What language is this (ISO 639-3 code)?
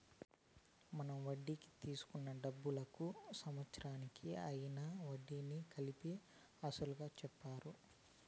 tel